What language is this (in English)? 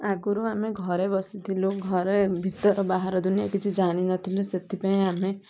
Odia